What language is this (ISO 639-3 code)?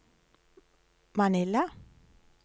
nor